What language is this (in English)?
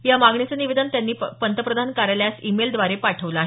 Marathi